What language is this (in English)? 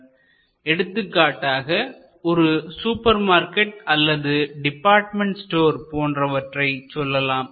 Tamil